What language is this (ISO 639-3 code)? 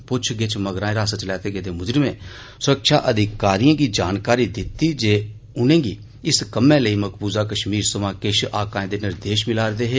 doi